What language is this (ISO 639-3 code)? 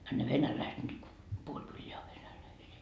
fin